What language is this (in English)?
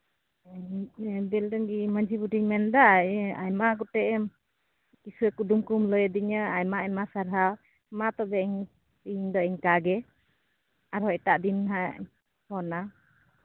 Santali